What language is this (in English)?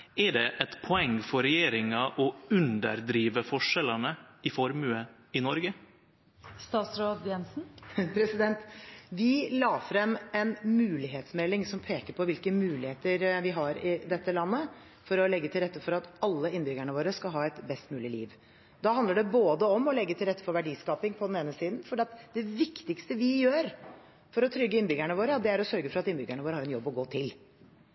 Norwegian